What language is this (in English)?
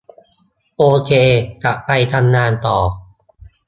Thai